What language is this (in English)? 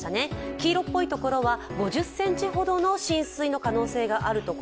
Japanese